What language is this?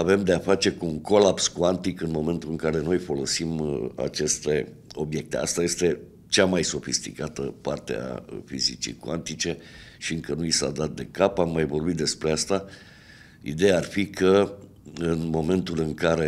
Romanian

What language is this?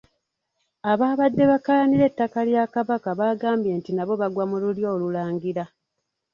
Ganda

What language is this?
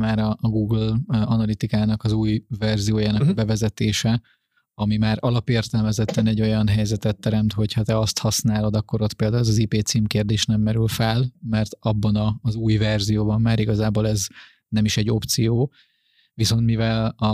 Hungarian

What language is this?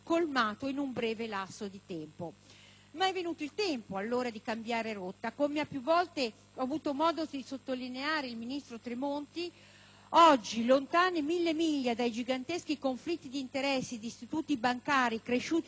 Italian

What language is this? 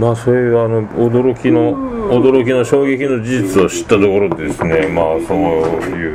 Japanese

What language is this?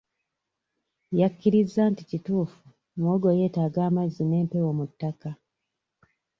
Ganda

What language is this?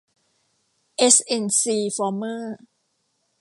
Thai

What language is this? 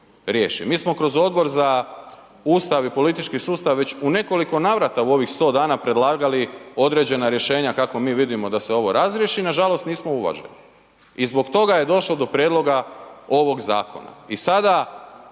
Croatian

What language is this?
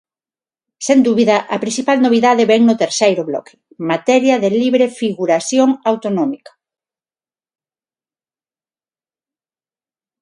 Galician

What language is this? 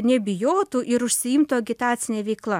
Lithuanian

